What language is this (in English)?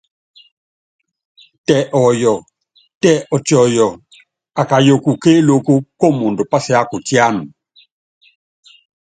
Yangben